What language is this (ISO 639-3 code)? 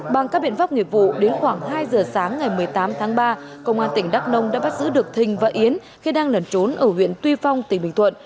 vie